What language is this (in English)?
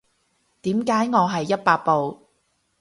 Cantonese